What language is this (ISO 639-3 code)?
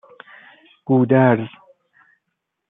fas